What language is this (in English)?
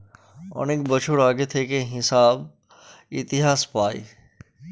Bangla